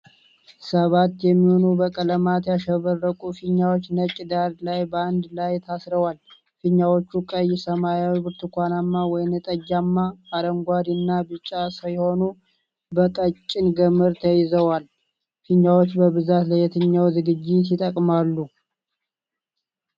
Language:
Amharic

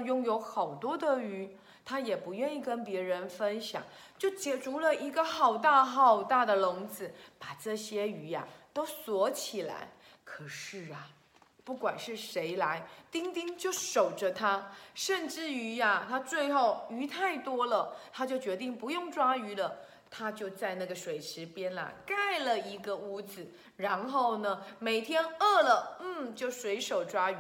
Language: Chinese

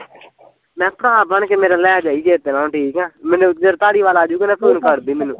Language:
Punjabi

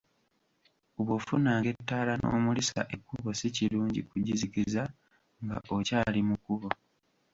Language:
Ganda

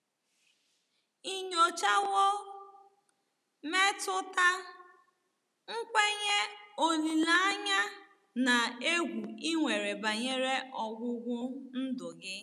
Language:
Igbo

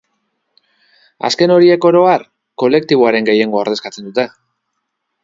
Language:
Basque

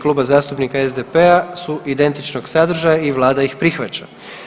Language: Croatian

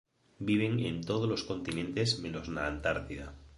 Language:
Galician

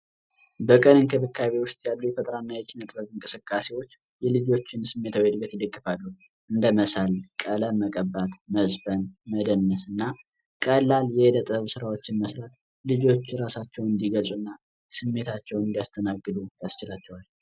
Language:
Amharic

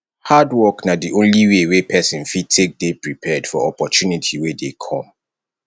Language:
Nigerian Pidgin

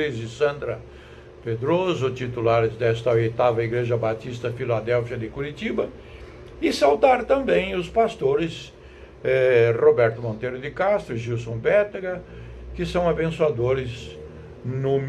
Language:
Portuguese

